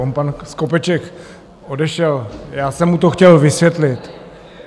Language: Czech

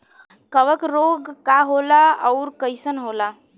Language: Bhojpuri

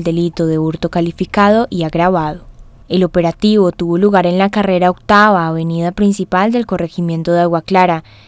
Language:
Spanish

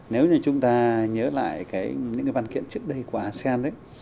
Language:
Vietnamese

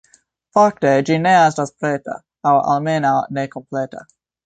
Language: Esperanto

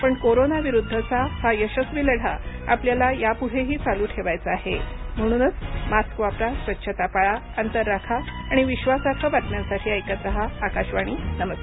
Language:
Marathi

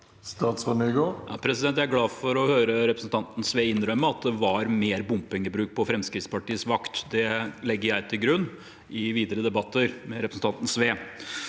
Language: Norwegian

